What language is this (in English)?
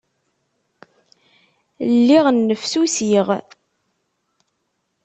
Kabyle